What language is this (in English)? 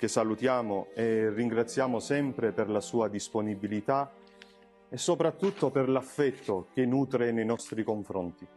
Italian